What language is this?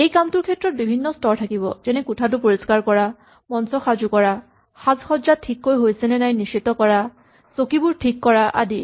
Assamese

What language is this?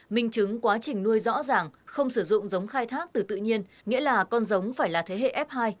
Vietnamese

